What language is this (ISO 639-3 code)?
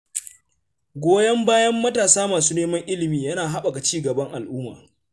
hau